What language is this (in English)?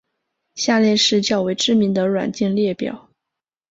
Chinese